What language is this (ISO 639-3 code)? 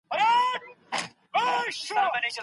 pus